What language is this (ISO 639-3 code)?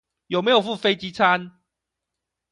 zho